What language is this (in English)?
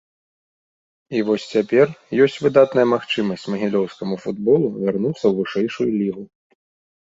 Belarusian